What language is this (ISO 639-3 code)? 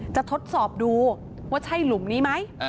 tha